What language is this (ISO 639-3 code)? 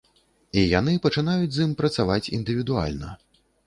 bel